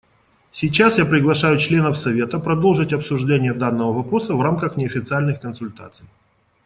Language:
Russian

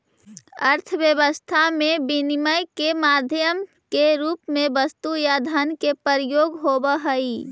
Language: Magahi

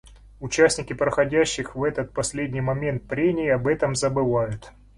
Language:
Russian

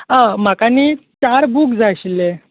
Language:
Konkani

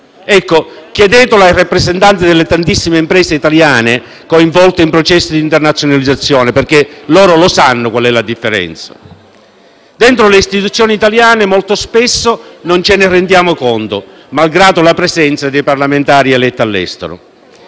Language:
Italian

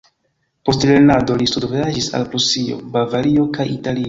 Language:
Esperanto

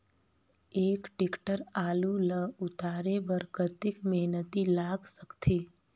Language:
Chhattisgarhi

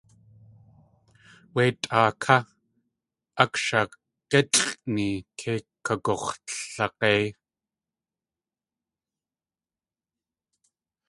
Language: Tlingit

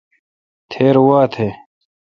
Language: Kalkoti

